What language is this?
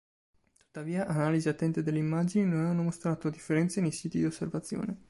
Italian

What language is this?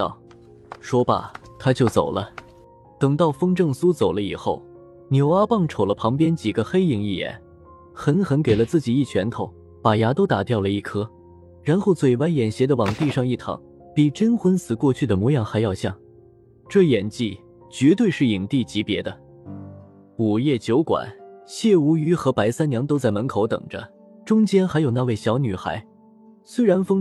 Chinese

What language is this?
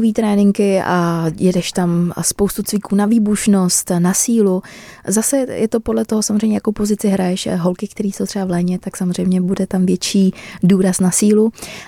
Czech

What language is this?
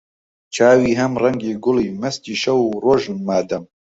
Central Kurdish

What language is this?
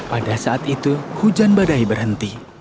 Indonesian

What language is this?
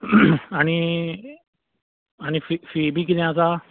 Konkani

